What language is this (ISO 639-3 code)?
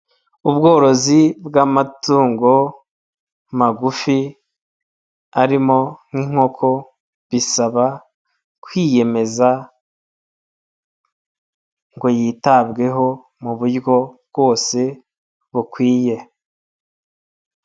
kin